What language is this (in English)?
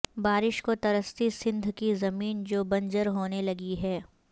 Urdu